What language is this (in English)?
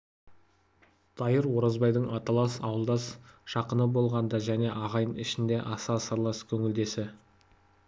Kazakh